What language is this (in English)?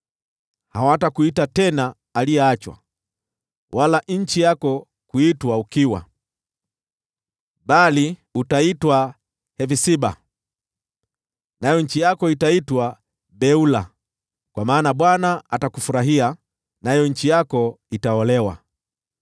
Swahili